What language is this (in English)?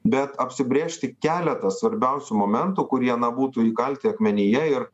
Lithuanian